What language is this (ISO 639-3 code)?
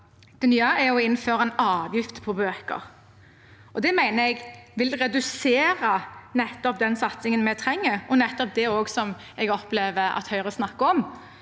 nor